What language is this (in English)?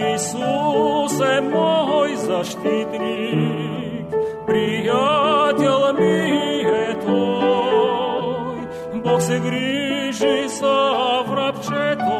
Bulgarian